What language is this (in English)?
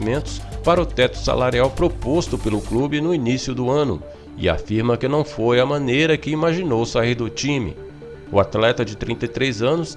Portuguese